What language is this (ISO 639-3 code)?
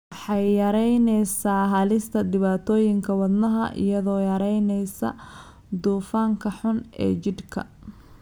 som